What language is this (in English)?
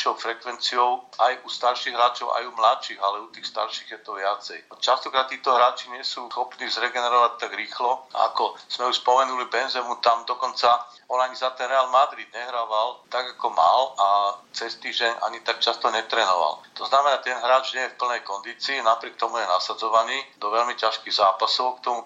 Slovak